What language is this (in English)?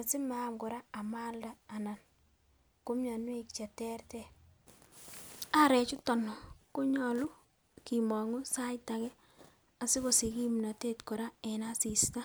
Kalenjin